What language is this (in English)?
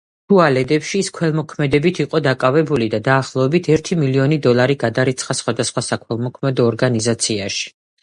Georgian